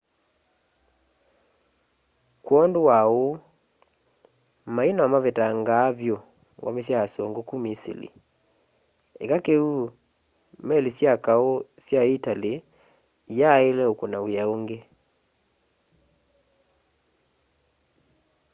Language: Kamba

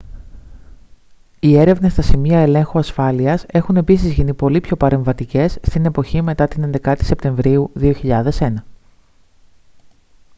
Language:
Greek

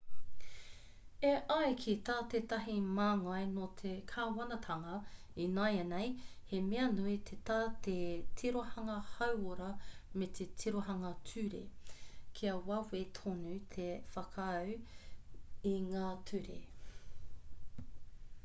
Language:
Māori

